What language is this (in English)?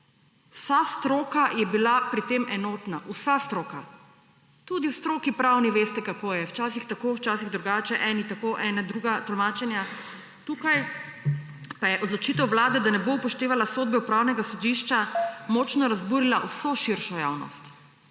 Slovenian